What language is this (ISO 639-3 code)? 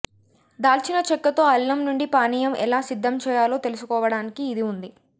tel